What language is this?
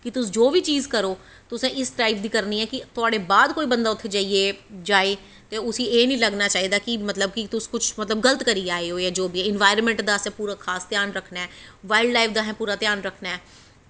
Dogri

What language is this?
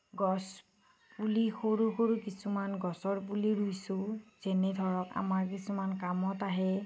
Assamese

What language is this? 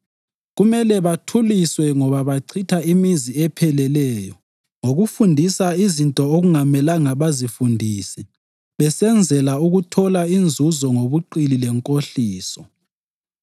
North Ndebele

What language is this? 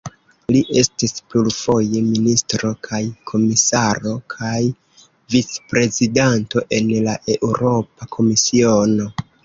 Esperanto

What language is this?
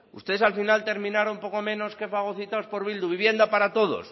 Spanish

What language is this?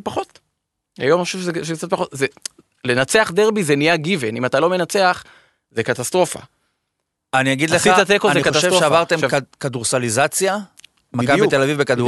Hebrew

